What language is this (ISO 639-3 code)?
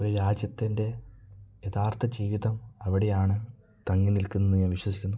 mal